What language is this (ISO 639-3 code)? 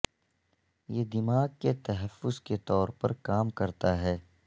urd